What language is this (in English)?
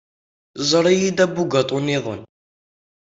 Kabyle